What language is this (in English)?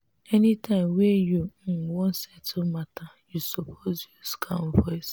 Nigerian Pidgin